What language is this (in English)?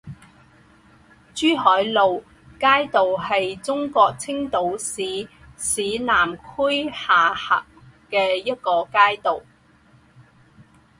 Chinese